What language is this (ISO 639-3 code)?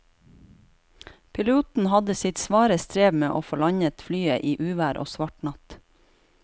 nor